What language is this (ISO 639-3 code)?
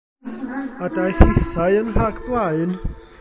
cym